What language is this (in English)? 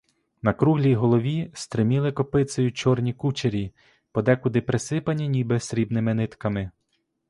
Ukrainian